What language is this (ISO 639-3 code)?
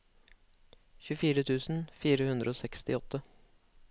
nor